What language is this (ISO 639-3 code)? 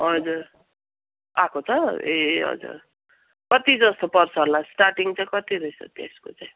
nep